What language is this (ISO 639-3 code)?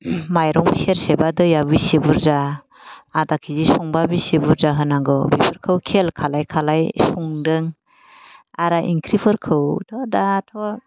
brx